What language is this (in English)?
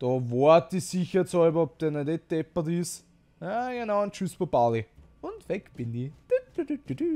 German